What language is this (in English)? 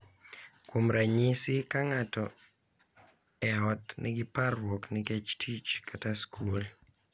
Luo (Kenya and Tanzania)